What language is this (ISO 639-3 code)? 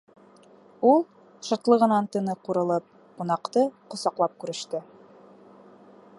bak